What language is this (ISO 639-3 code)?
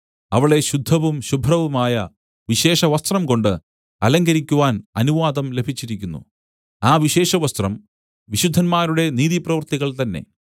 mal